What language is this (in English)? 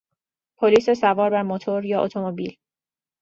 Persian